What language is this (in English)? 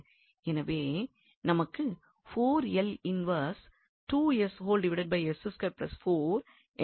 Tamil